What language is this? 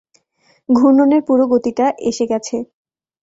Bangla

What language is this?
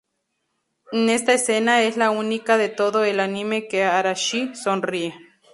Spanish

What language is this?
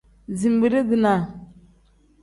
Tem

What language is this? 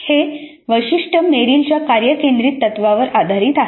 Marathi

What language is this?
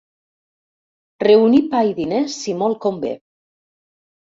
Catalan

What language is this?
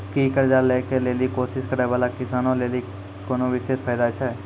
Maithili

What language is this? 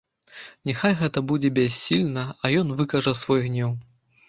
Belarusian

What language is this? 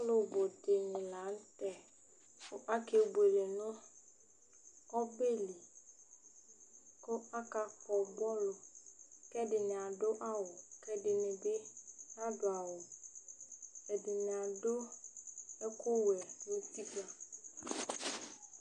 Ikposo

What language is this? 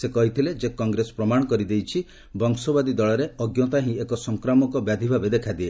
Odia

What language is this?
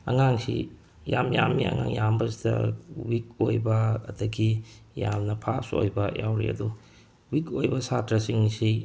Manipuri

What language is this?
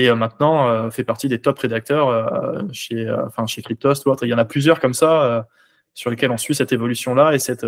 French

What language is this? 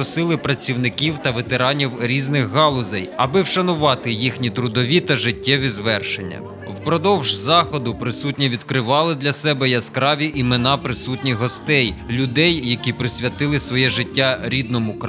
Ukrainian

